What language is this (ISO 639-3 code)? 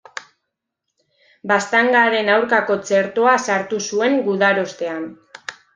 eus